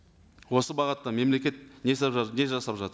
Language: Kazakh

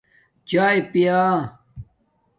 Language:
Domaaki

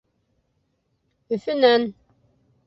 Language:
Bashkir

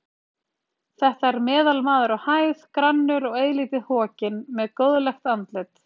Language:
Icelandic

